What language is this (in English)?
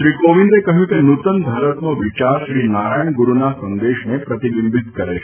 Gujarati